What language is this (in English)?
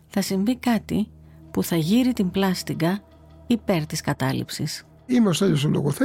Greek